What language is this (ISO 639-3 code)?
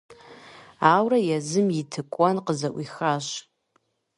kbd